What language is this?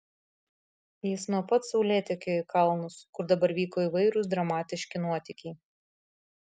Lithuanian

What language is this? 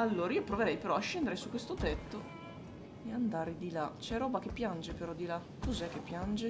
Italian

